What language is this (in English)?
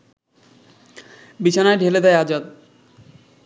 Bangla